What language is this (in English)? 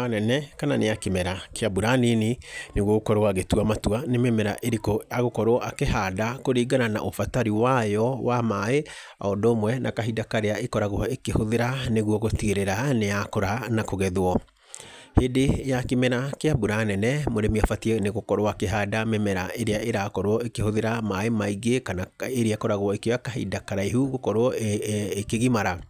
Kikuyu